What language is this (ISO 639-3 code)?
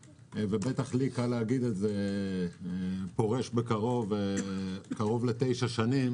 heb